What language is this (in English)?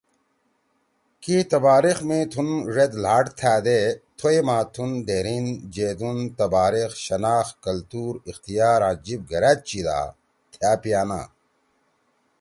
Torwali